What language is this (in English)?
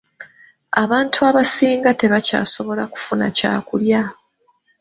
Ganda